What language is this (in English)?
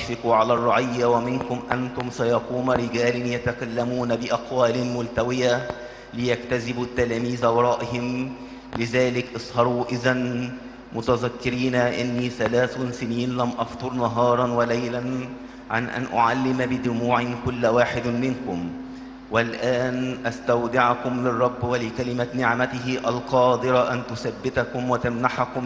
Arabic